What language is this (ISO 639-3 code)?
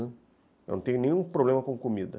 por